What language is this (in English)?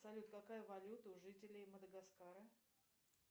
Russian